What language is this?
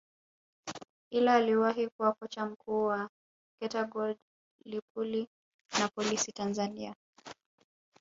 Swahili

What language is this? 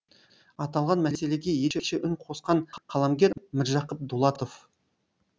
Kazakh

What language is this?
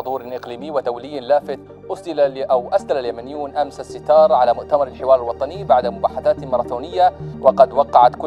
Arabic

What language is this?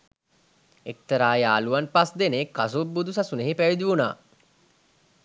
Sinhala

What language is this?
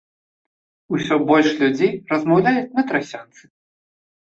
Belarusian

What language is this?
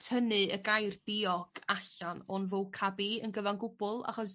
Welsh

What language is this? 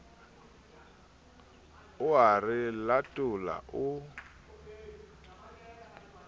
Southern Sotho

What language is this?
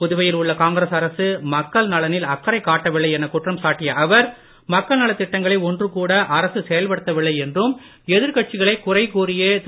Tamil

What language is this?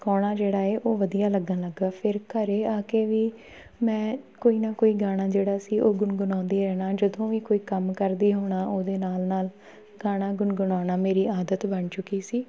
Punjabi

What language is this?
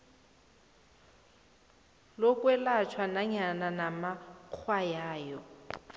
South Ndebele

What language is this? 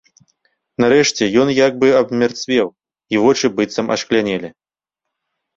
Belarusian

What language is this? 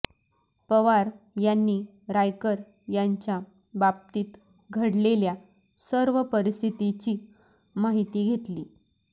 Marathi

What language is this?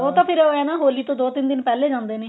Punjabi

